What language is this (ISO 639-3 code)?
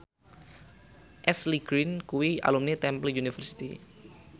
jav